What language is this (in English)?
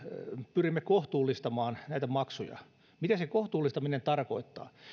Finnish